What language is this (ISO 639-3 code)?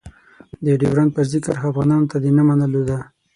pus